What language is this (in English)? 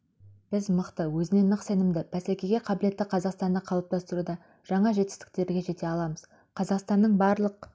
Kazakh